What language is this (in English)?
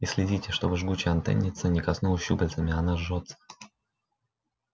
Russian